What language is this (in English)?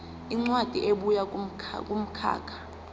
Zulu